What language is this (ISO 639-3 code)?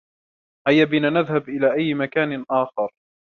ara